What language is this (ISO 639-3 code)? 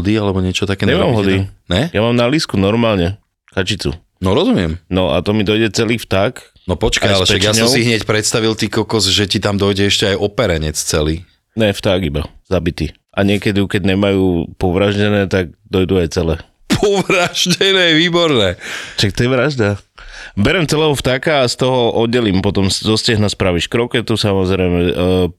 slk